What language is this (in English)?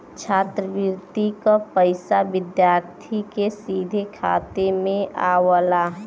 Bhojpuri